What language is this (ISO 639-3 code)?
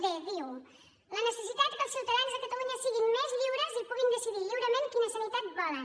cat